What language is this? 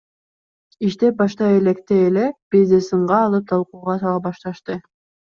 Kyrgyz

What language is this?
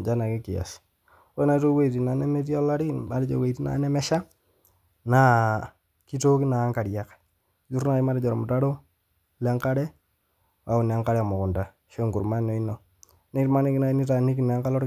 Masai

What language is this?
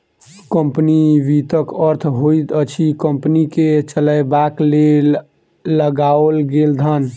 Maithili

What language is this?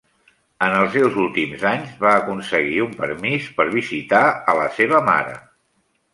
Catalan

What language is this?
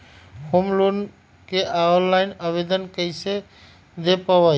Magahi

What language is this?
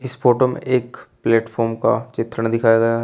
Hindi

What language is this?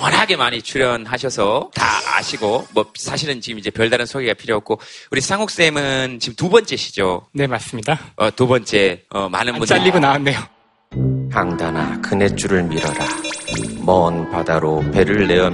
Korean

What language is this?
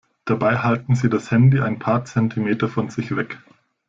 German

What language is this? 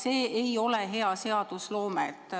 Estonian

